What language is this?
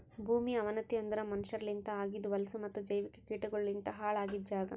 Kannada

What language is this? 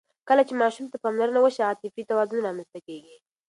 Pashto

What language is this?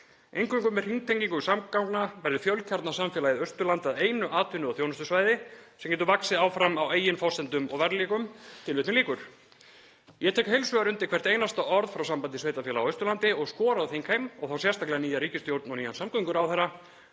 Icelandic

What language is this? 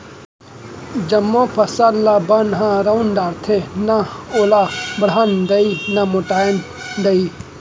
Chhattisgarhi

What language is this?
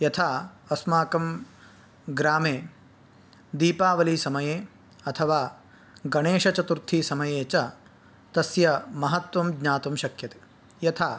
Sanskrit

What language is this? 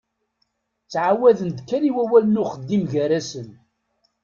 Kabyle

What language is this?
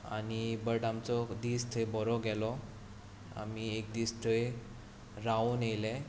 Konkani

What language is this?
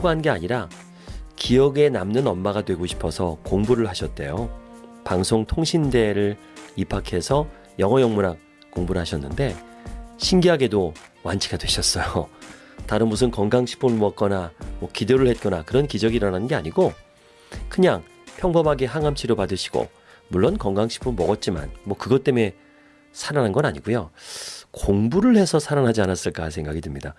Korean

